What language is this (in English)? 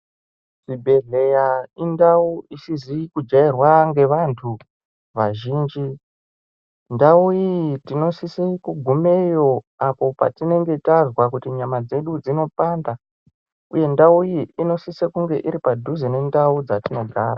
Ndau